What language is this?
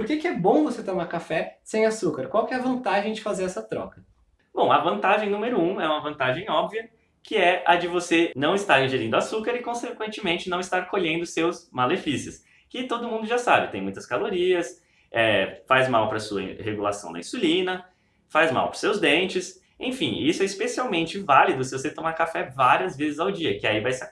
Portuguese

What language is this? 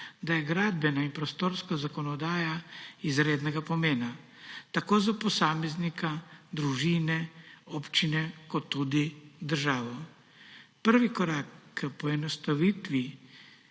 Slovenian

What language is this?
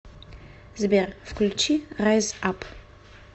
Russian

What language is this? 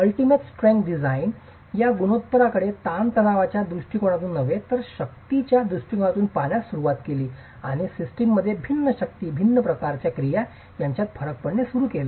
Marathi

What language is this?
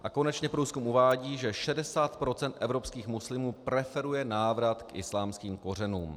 Czech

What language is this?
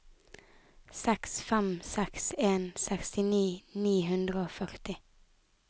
Norwegian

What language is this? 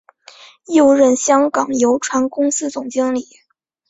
Chinese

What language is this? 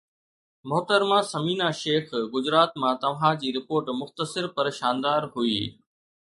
Sindhi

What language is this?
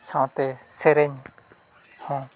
Santali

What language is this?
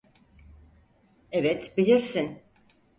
Turkish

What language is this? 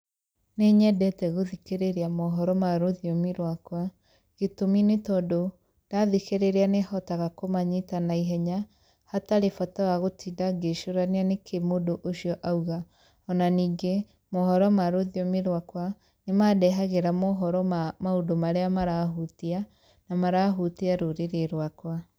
Kikuyu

